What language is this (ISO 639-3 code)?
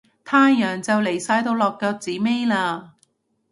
yue